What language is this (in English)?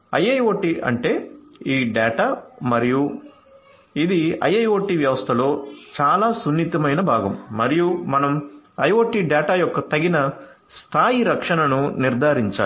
Telugu